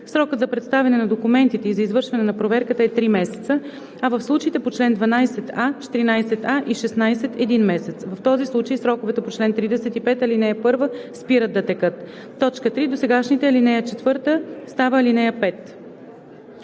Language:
Bulgarian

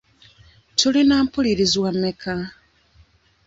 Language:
Ganda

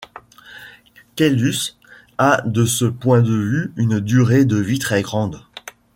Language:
French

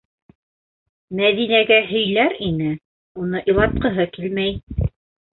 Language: Bashkir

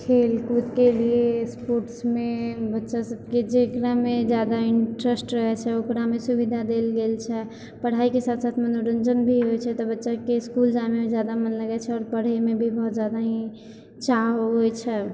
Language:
Maithili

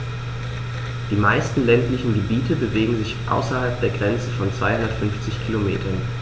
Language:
German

